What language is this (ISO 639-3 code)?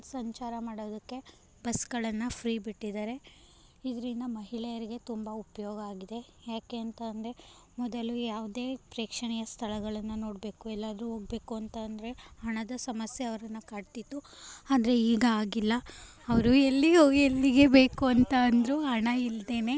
kan